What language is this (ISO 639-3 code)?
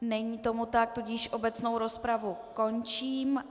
ces